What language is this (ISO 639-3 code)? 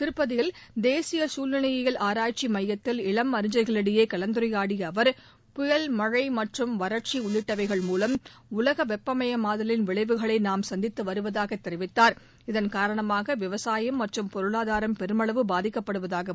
tam